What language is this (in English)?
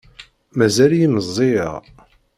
Kabyle